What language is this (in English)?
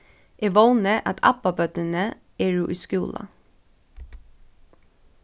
Faroese